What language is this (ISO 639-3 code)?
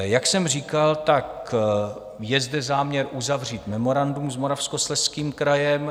ces